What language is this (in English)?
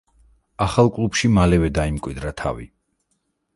Georgian